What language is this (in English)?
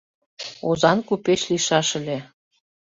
Mari